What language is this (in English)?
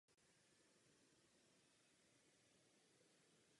Czech